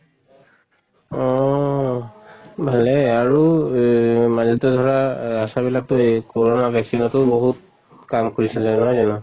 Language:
Assamese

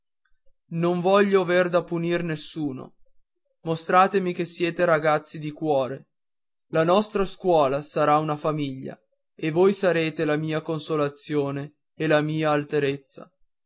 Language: Italian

